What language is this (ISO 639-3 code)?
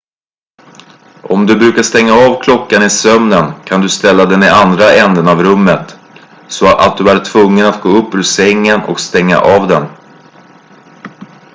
swe